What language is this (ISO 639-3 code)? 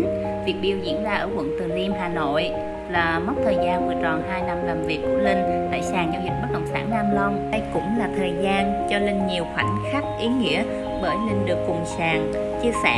vie